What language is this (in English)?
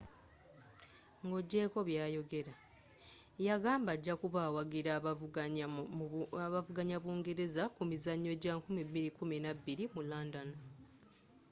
Ganda